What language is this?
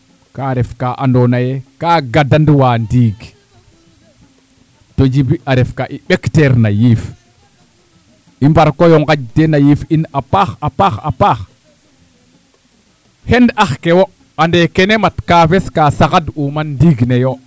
Serer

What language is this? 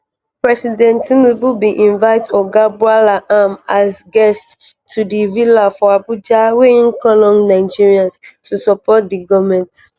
Nigerian Pidgin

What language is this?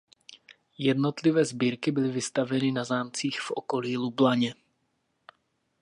Czech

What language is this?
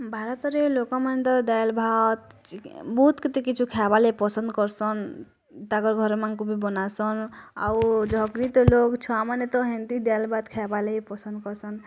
Odia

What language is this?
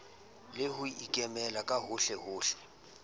Southern Sotho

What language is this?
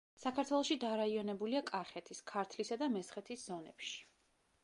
Georgian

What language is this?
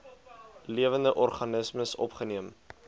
Afrikaans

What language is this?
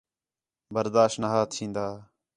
Khetrani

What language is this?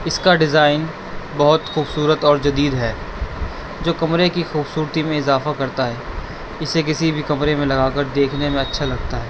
Urdu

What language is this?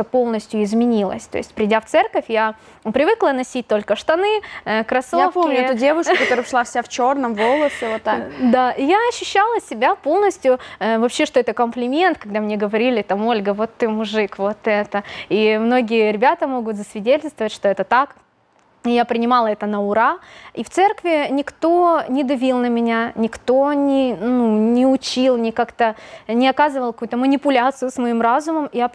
Russian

